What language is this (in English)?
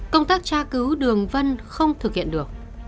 Vietnamese